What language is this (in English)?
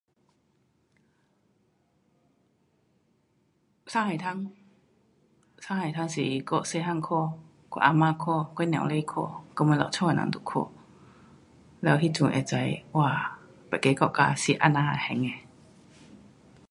Pu-Xian Chinese